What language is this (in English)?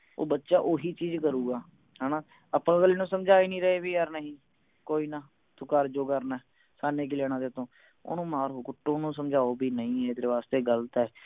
Punjabi